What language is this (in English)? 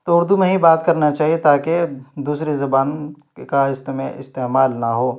Urdu